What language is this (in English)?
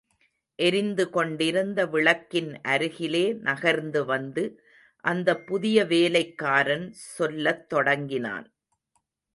Tamil